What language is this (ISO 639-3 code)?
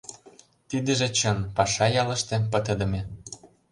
chm